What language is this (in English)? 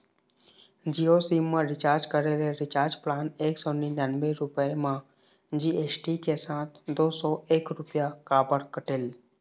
Chhattisgarhi